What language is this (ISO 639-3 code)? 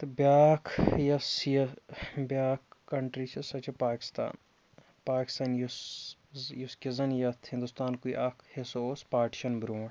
kas